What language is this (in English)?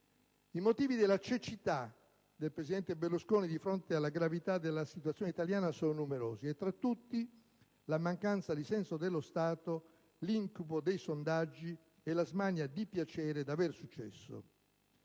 Italian